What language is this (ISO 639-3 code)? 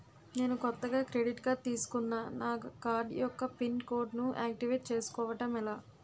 tel